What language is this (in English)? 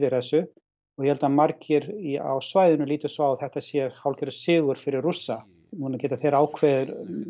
Icelandic